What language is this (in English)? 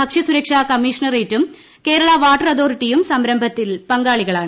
Malayalam